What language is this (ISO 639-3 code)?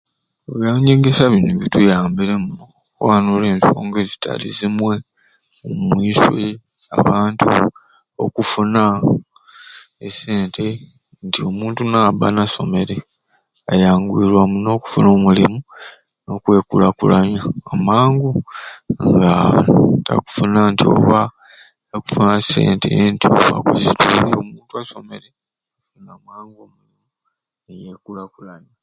ruc